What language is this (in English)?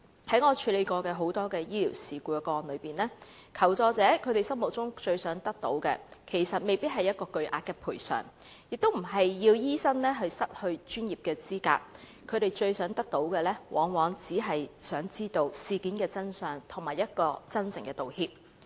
Cantonese